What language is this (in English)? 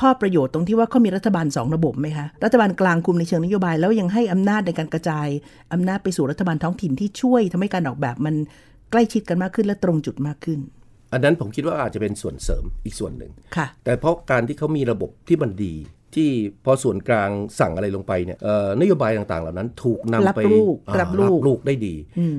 Thai